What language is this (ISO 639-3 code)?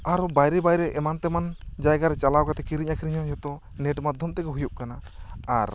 sat